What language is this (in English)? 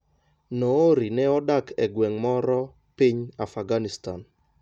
Luo (Kenya and Tanzania)